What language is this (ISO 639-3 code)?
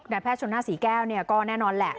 tha